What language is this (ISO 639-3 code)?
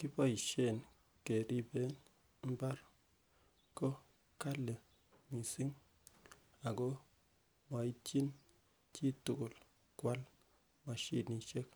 kln